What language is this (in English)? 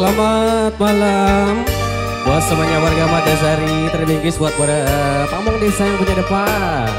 Indonesian